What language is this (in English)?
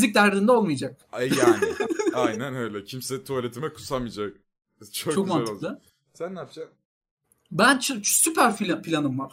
Turkish